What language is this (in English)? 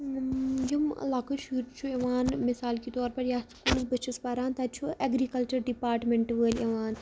Kashmiri